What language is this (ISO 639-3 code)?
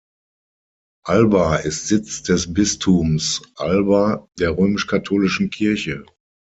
deu